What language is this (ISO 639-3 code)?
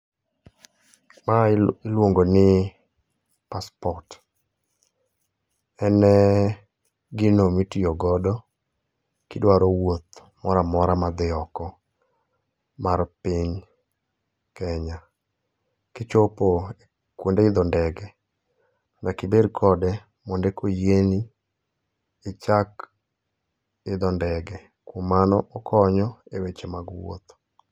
luo